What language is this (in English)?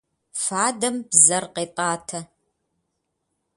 Kabardian